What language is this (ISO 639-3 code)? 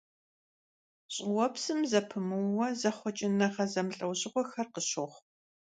kbd